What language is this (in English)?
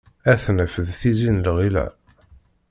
Kabyle